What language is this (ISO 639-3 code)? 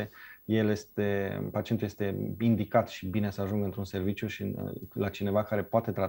ron